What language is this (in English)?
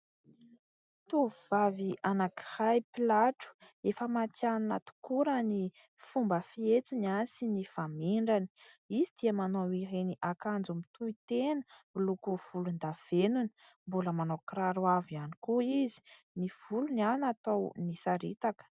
Malagasy